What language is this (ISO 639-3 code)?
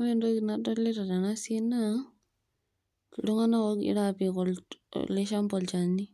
mas